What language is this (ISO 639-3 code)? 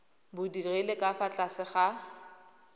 tsn